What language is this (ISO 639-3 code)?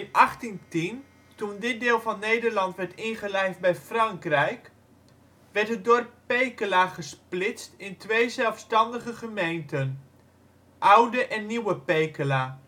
nld